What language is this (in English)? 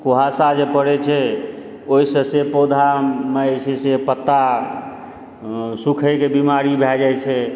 Maithili